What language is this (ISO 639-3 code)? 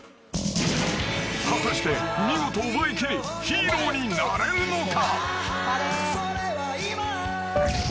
jpn